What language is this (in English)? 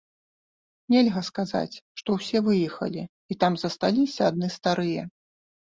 Belarusian